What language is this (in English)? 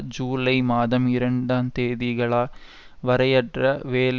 Tamil